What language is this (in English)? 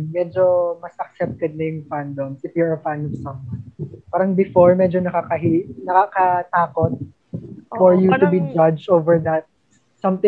Filipino